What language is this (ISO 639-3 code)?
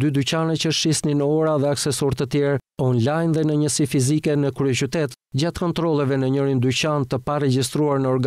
ron